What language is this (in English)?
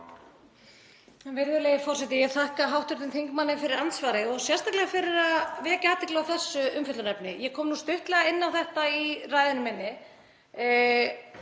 Icelandic